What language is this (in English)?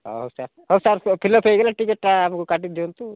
Odia